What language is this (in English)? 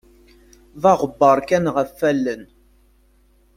Kabyle